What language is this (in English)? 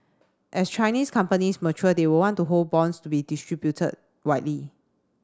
English